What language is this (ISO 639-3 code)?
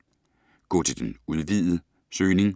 dan